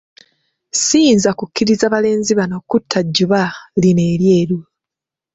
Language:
Ganda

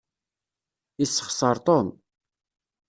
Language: Kabyle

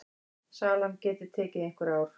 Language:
Icelandic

